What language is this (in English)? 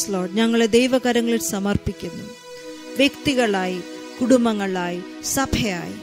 Malayalam